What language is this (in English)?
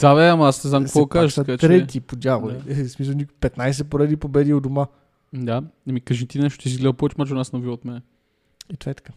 Bulgarian